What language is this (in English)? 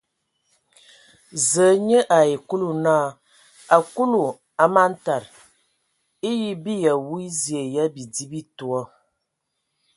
Ewondo